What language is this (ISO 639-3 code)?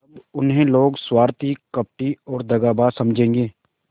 hin